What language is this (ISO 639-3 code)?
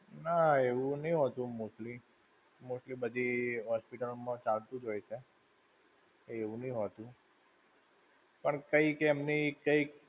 guj